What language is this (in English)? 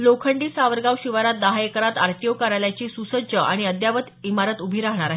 Marathi